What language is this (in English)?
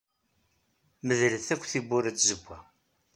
Kabyle